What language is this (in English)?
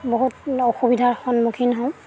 Assamese